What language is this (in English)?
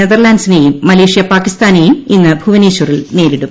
Malayalam